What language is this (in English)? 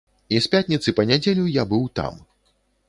Belarusian